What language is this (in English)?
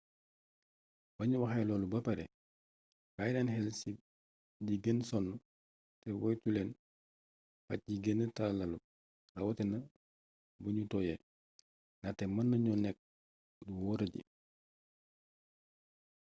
Wolof